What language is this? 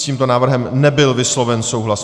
Czech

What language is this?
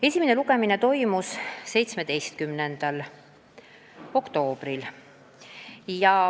Estonian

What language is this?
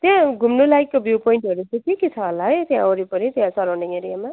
Nepali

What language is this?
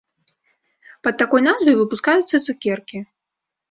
Belarusian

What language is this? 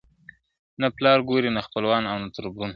Pashto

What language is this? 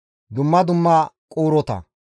Gamo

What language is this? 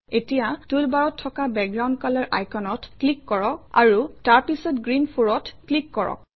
Assamese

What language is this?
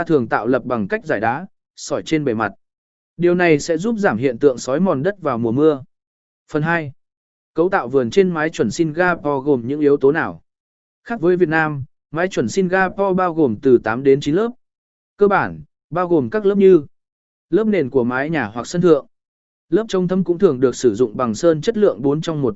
Vietnamese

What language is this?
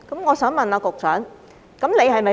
Cantonese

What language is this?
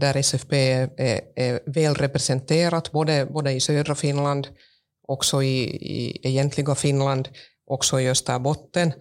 Swedish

